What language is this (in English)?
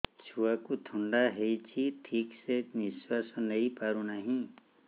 Odia